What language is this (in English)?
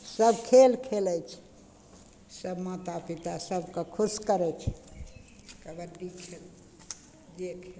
Maithili